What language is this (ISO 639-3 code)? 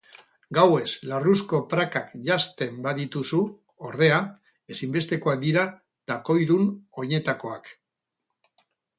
eus